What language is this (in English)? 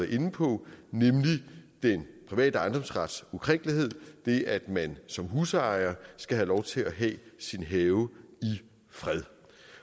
Danish